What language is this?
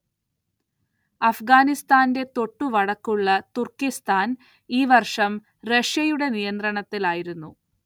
Malayalam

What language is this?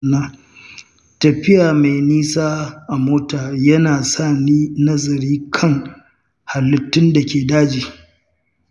Hausa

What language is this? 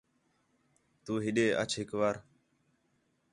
Khetrani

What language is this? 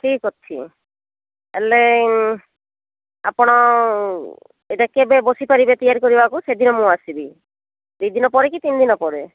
Odia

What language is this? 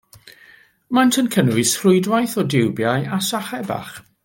Welsh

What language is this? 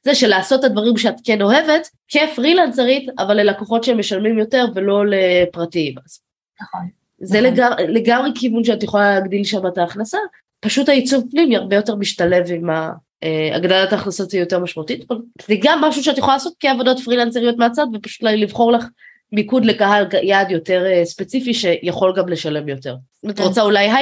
Hebrew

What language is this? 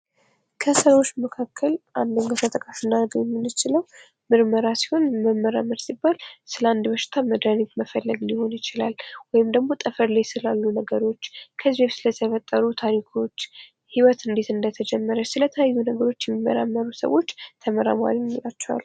Amharic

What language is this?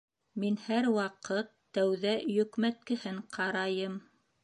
Bashkir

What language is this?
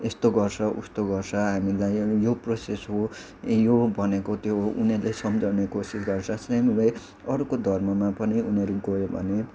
Nepali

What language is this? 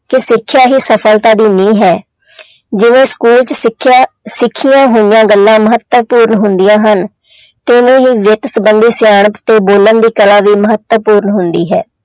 Punjabi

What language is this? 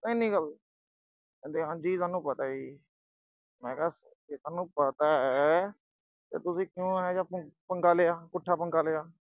Punjabi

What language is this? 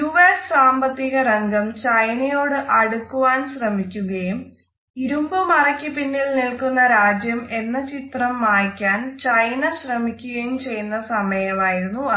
Malayalam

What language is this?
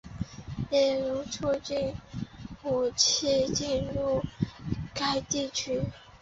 Chinese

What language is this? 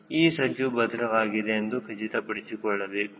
Kannada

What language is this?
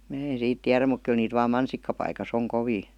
Finnish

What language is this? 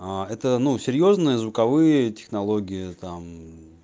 Russian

